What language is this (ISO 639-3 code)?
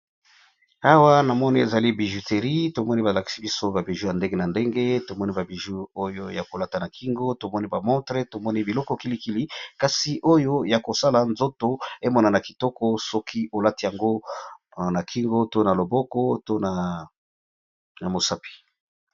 lin